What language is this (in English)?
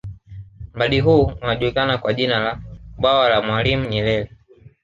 Swahili